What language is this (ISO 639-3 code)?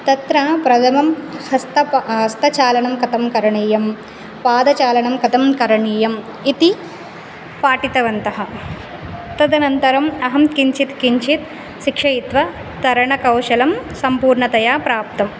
san